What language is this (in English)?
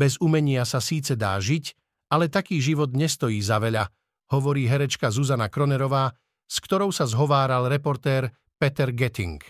Slovak